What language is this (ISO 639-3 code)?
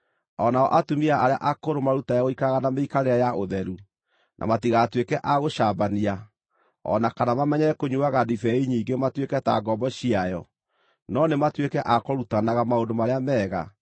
kik